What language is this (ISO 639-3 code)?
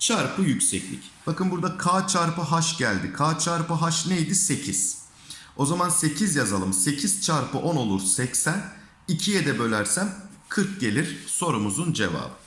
tur